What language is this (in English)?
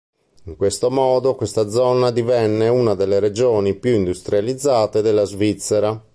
Italian